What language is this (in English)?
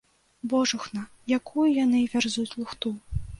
Belarusian